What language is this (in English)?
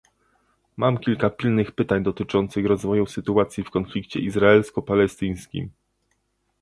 Polish